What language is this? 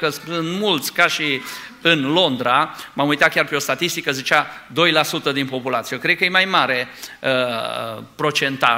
Romanian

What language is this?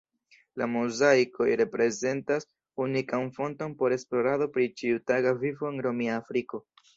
Esperanto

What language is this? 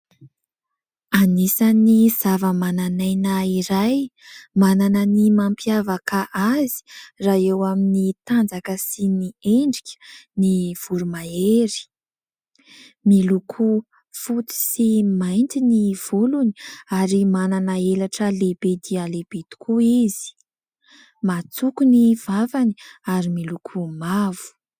Malagasy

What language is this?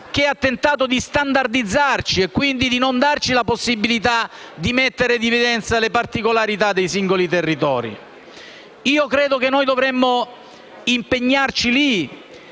Italian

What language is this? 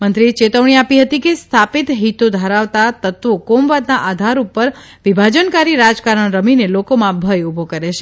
Gujarati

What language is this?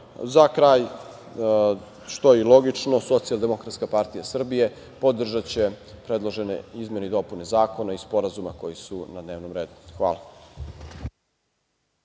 Serbian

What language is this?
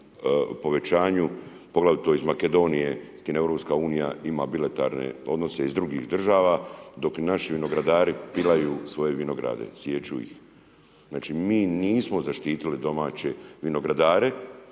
Croatian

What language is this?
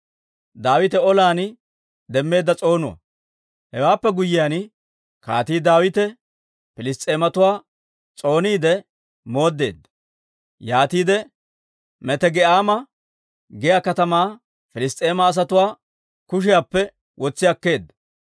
Dawro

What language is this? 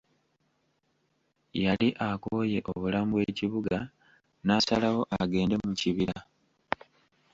Ganda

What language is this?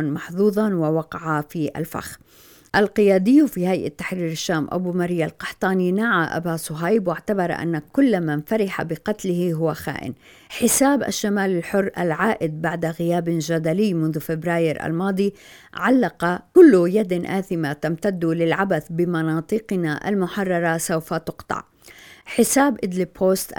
Arabic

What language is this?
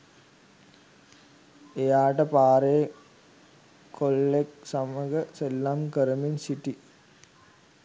Sinhala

